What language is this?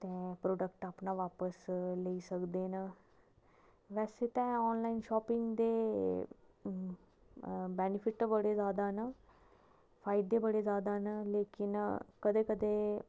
Dogri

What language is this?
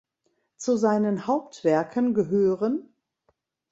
German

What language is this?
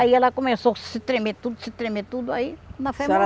Portuguese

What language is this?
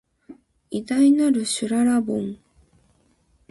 Japanese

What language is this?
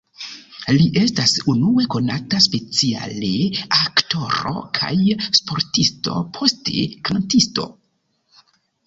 Esperanto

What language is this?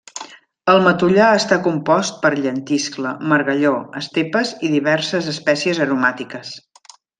Catalan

